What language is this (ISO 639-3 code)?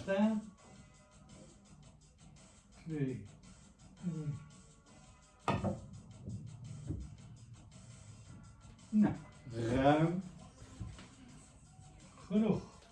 nld